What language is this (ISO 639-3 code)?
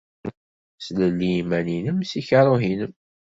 kab